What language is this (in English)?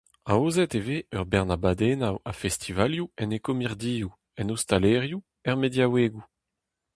Breton